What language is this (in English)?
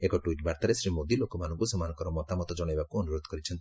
Odia